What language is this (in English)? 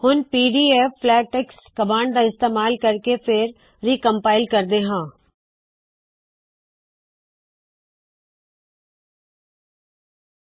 Punjabi